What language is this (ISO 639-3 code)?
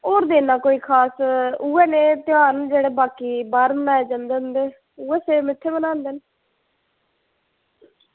doi